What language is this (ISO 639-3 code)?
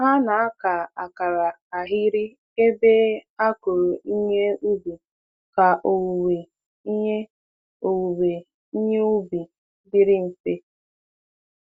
ibo